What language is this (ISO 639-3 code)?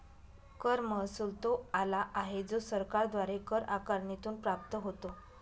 mar